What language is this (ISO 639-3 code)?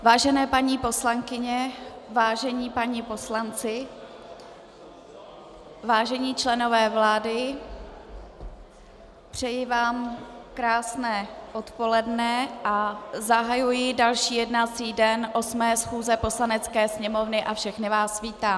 ces